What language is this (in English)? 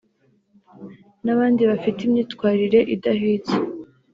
Kinyarwanda